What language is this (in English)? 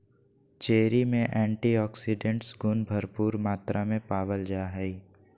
Magahi